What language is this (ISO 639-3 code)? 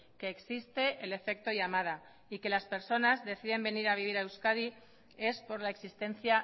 spa